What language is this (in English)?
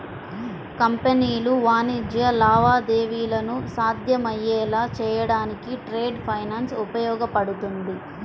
Telugu